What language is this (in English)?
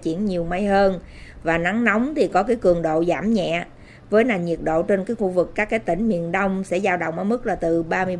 Vietnamese